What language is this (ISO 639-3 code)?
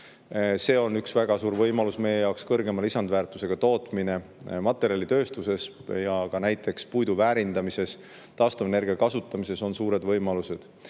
est